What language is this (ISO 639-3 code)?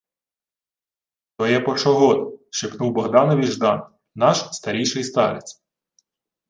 ukr